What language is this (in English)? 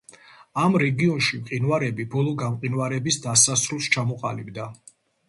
Georgian